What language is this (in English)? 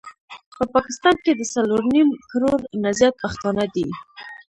Pashto